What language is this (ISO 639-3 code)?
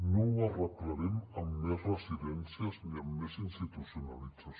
cat